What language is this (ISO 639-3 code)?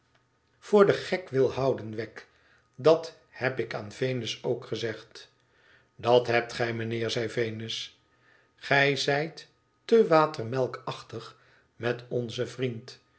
nld